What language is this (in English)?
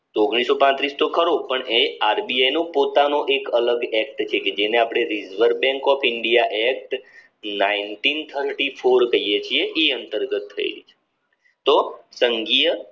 Gujarati